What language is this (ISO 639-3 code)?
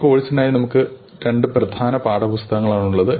mal